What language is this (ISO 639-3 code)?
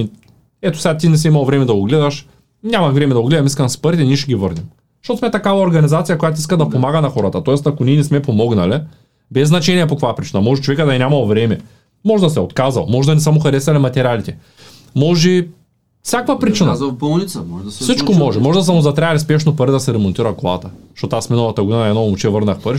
bul